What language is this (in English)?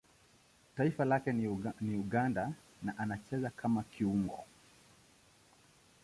Swahili